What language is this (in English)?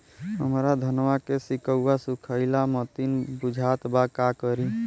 Bhojpuri